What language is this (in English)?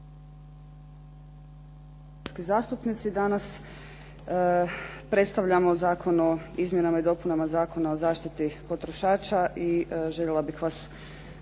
Croatian